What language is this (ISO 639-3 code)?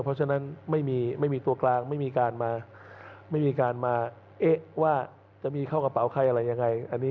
tha